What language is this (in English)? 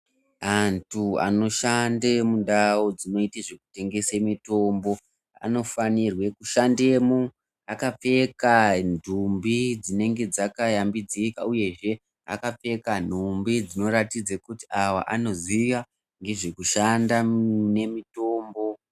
Ndau